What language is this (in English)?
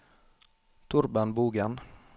Norwegian